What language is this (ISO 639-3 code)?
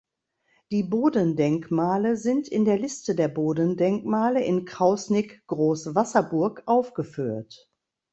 deu